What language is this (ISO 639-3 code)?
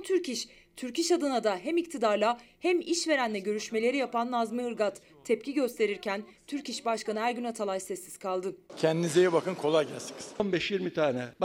tur